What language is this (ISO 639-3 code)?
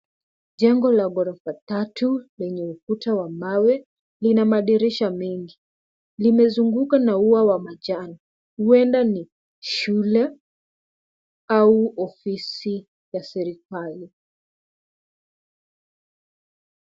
swa